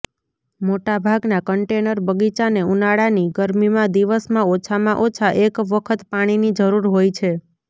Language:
Gujarati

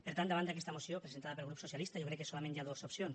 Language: Catalan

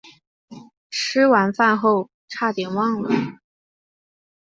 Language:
Chinese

